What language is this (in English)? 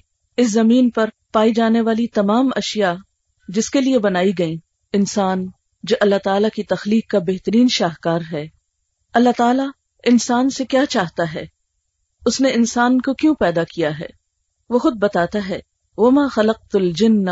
Urdu